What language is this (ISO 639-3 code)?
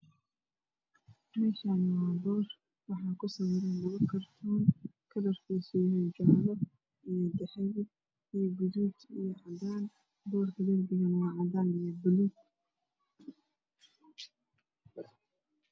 som